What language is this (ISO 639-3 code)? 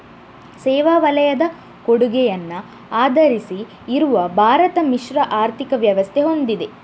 kan